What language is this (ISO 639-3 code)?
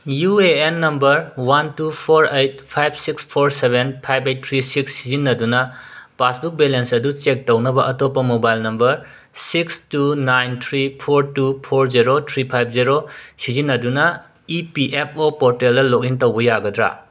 mni